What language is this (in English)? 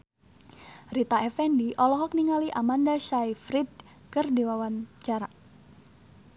Sundanese